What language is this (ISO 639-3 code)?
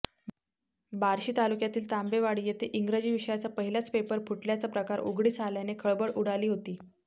mar